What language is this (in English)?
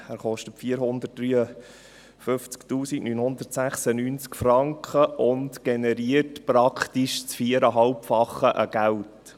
Swiss German